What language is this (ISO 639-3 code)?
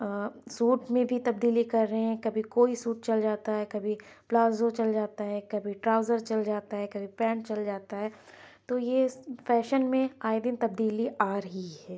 urd